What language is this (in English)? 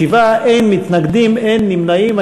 Hebrew